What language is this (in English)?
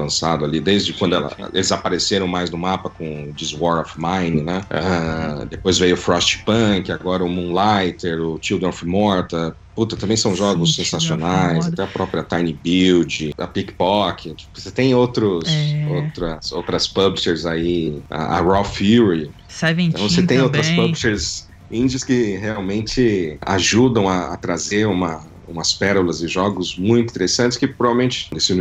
Portuguese